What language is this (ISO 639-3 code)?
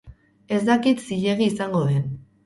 eus